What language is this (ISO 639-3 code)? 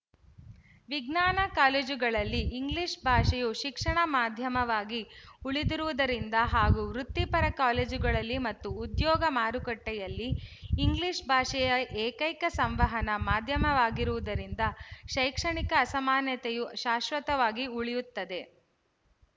kan